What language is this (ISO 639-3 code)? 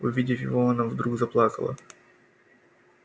rus